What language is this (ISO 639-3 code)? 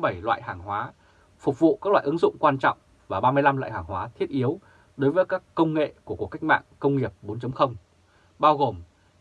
vie